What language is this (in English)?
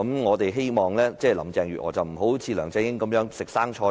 Cantonese